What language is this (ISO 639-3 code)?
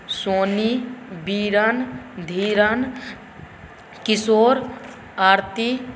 mai